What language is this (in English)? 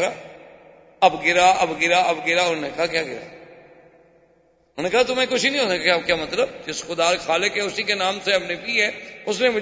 Urdu